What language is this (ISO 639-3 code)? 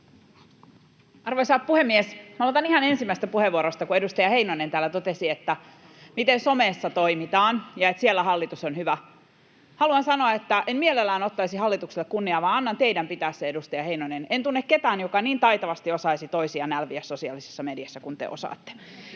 fin